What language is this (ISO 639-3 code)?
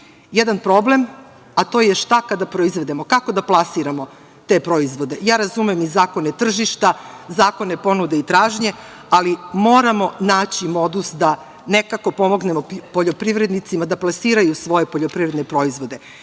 srp